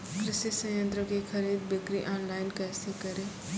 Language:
Maithili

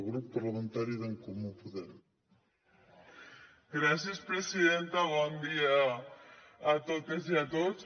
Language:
Catalan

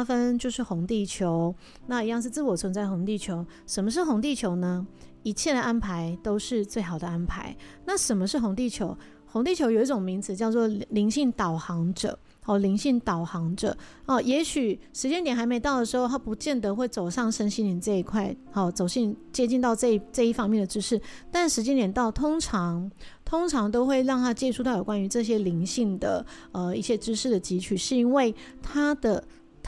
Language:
Chinese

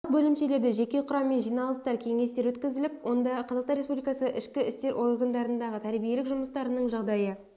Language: Kazakh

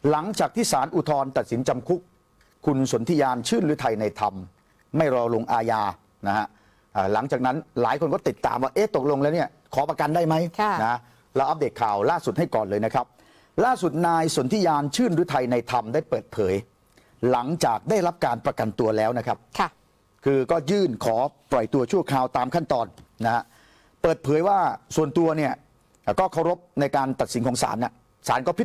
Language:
Thai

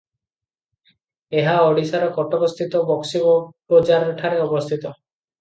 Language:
Odia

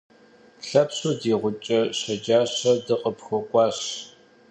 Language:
Kabardian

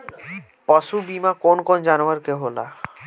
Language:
Bhojpuri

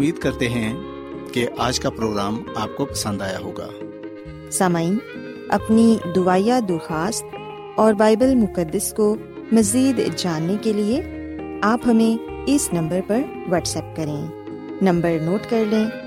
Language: Urdu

